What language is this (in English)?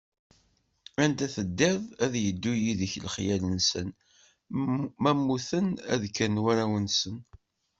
Kabyle